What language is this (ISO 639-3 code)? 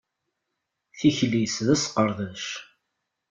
kab